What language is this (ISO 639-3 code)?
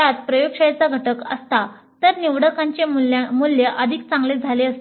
mar